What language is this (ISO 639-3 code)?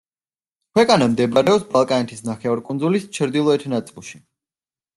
kat